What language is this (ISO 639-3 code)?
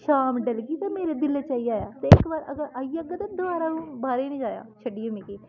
doi